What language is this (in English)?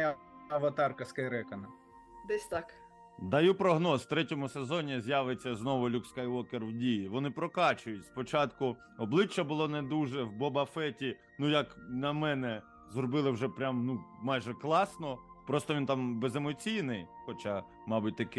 Ukrainian